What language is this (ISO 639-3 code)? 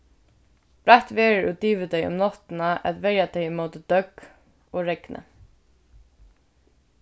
fao